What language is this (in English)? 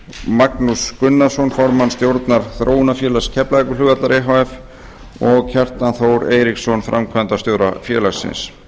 Icelandic